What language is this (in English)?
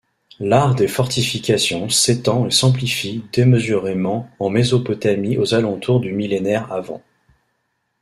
French